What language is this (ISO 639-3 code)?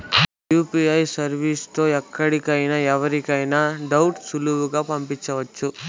tel